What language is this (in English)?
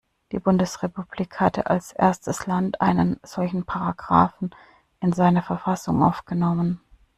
German